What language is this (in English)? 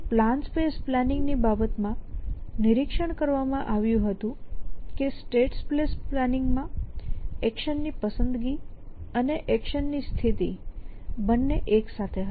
Gujarati